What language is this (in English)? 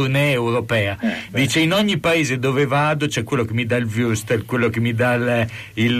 Italian